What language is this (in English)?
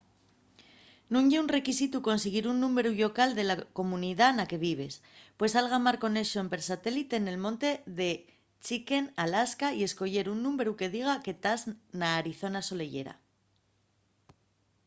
Asturian